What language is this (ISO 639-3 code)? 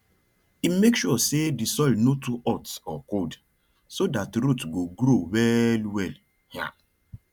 pcm